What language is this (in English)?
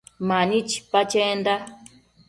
Matsés